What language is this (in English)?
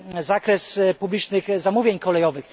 Polish